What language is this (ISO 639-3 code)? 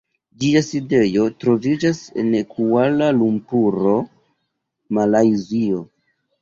epo